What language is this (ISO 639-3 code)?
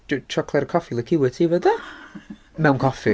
cym